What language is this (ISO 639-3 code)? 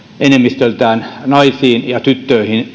fin